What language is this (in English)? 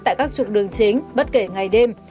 Vietnamese